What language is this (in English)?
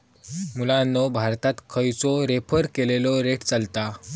Marathi